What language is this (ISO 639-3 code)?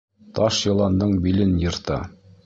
bak